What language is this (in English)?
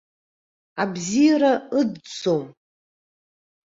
Abkhazian